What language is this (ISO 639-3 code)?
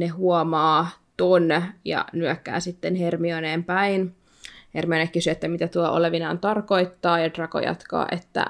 fin